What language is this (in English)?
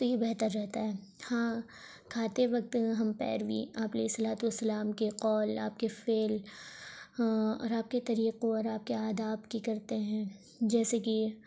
Urdu